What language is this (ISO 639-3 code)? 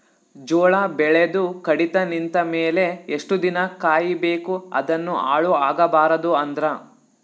kan